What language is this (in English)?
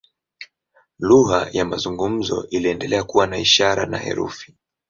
Swahili